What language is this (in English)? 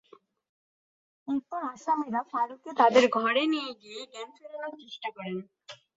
Bangla